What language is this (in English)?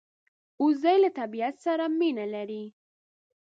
Pashto